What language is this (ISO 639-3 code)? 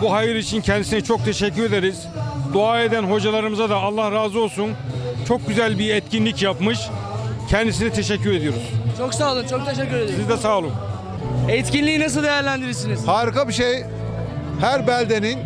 tur